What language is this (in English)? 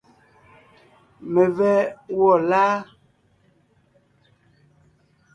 Ngiemboon